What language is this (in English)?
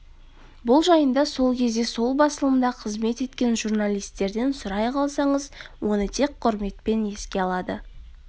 Kazakh